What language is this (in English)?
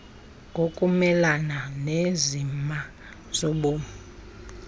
Xhosa